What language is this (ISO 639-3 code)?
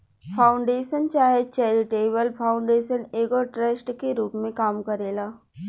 bho